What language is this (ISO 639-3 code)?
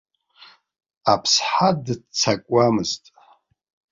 abk